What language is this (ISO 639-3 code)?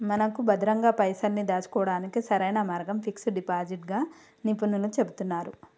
tel